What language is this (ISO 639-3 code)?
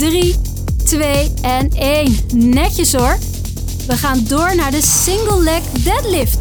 nld